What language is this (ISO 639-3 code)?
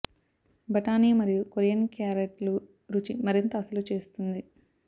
tel